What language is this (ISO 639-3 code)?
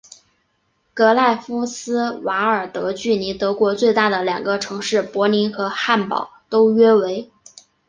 zho